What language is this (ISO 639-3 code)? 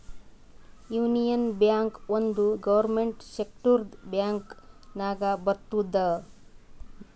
kan